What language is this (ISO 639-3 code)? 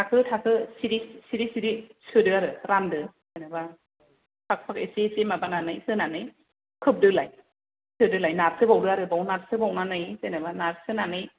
brx